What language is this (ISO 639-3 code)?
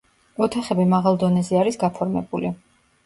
kat